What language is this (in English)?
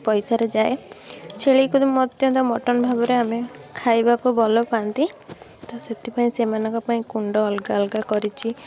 Odia